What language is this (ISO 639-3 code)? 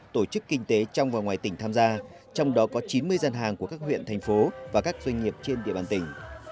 vie